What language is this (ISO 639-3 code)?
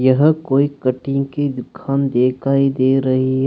hin